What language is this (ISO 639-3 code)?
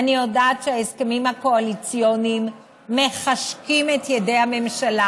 heb